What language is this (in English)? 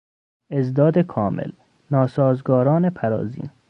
Persian